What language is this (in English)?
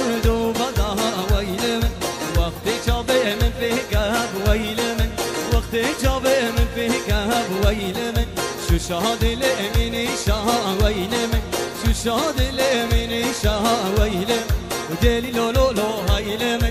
Arabic